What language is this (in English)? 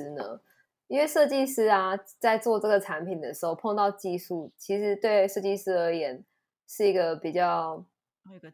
Chinese